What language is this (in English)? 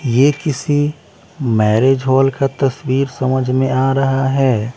Hindi